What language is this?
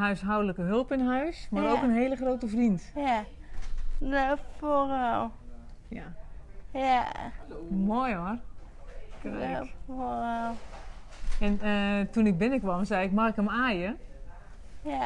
Dutch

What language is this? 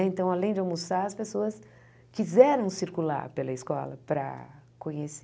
Portuguese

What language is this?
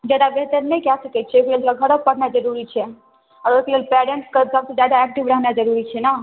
Maithili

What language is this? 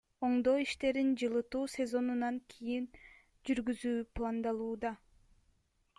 Kyrgyz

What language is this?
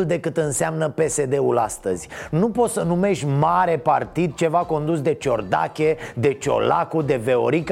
Romanian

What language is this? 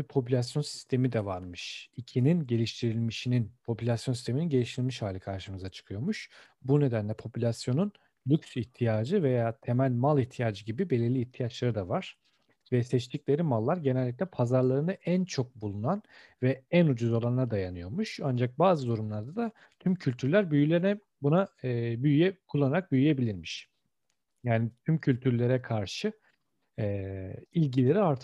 Turkish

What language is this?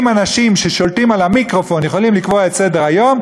Hebrew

